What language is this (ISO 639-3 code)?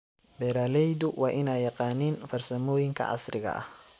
som